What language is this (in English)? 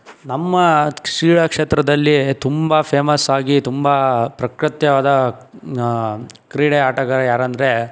Kannada